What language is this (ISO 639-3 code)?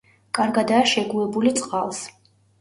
kat